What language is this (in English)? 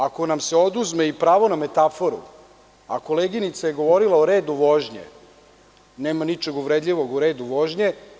Serbian